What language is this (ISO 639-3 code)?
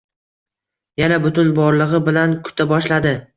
uzb